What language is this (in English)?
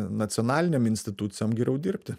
Lithuanian